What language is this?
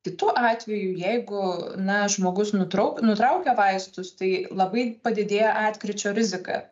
Lithuanian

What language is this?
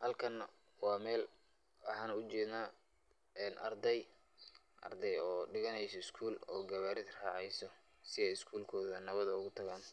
Somali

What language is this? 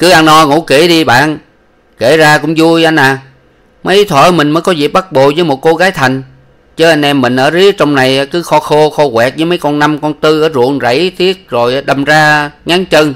Vietnamese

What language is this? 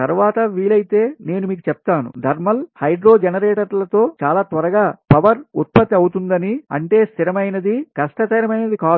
Telugu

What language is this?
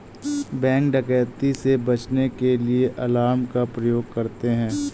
Hindi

